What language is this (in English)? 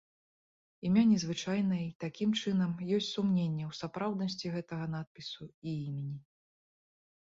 Belarusian